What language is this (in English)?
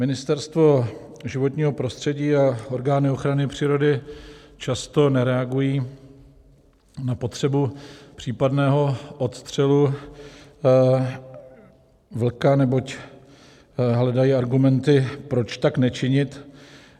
Czech